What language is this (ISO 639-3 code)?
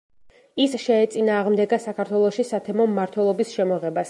kat